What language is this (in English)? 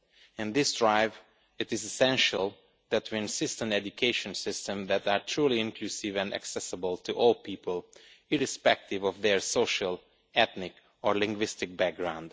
English